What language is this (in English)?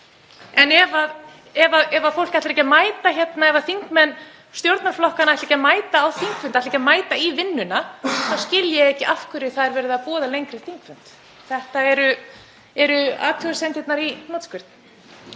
Icelandic